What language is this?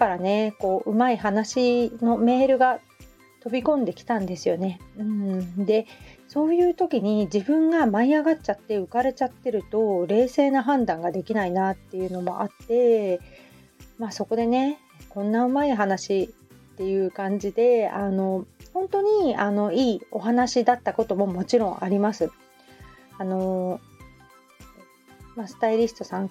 Japanese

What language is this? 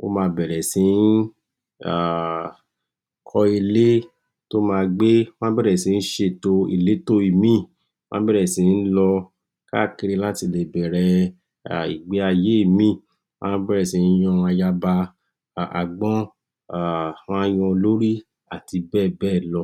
Yoruba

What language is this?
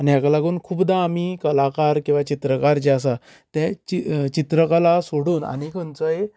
Konkani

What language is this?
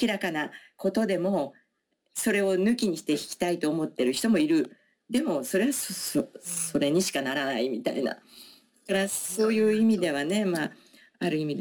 Japanese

